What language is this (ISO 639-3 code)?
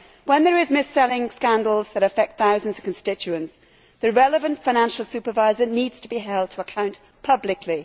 eng